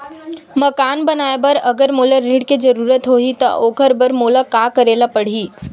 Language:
Chhattisgarhi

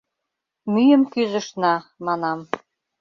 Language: Mari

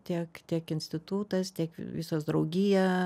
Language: Lithuanian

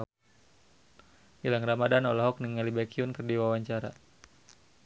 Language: Sundanese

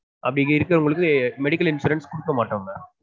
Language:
Tamil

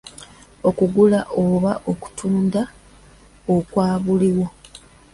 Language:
Ganda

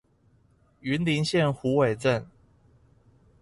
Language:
Chinese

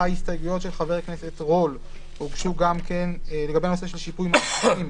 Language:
Hebrew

